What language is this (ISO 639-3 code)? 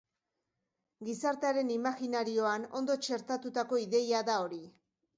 eus